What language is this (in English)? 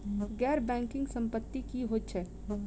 Maithili